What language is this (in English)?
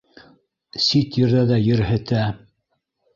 Bashkir